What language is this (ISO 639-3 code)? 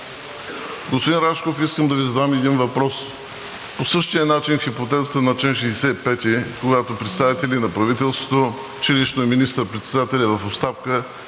bul